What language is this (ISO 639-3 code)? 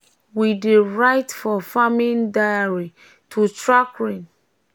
pcm